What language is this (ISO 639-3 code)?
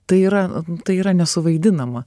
lit